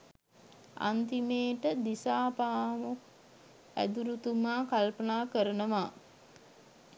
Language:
Sinhala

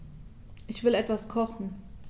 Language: German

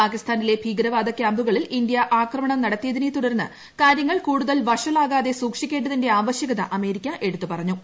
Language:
Malayalam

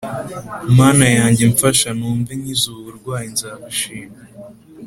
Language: Kinyarwanda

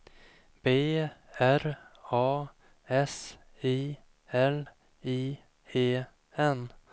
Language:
Swedish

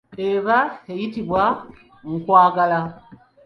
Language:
Ganda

